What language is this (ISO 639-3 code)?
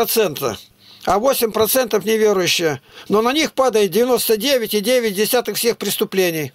rus